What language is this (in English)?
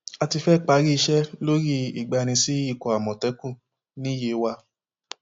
Yoruba